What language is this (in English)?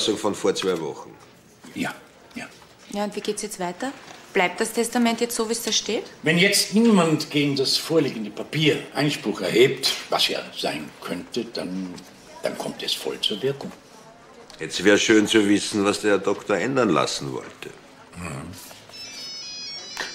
German